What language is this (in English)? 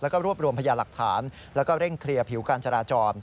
Thai